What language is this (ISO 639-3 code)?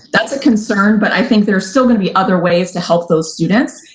eng